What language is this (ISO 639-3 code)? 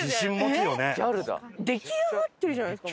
jpn